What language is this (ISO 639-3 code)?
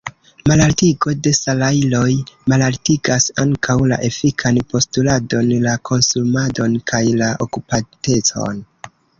epo